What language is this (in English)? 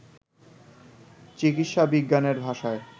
Bangla